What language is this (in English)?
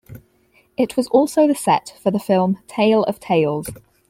English